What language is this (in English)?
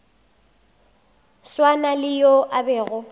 Northern Sotho